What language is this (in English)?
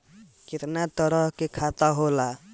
Bhojpuri